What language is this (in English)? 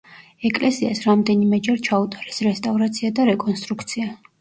Georgian